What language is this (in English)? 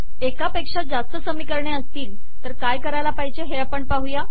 Marathi